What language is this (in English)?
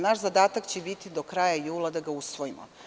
Serbian